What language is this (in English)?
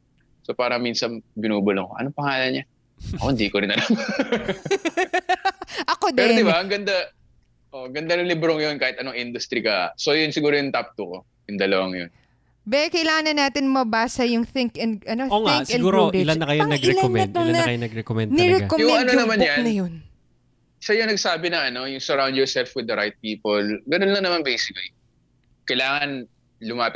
Filipino